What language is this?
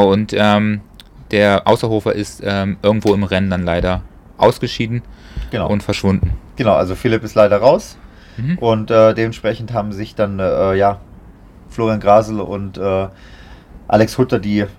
German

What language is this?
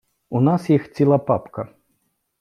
Ukrainian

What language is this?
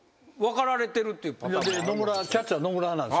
Japanese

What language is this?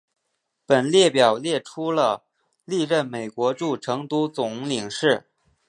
Chinese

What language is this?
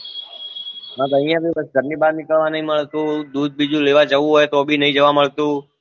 Gujarati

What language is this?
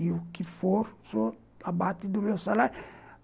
Portuguese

